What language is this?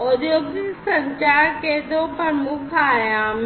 Hindi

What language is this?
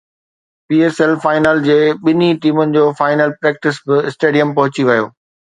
Sindhi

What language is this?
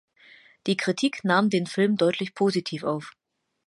German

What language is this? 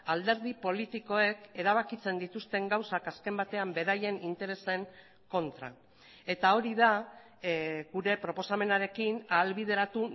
Basque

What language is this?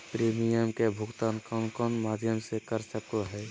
Magahi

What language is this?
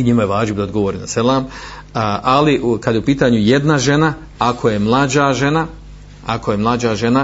Croatian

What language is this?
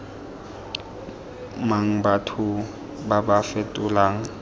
Tswana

